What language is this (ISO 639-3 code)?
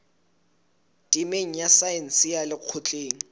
sot